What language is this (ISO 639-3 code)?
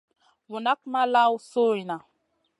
mcn